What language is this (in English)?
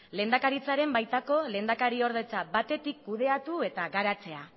Basque